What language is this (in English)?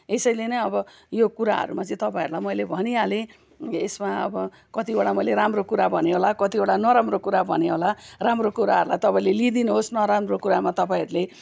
Nepali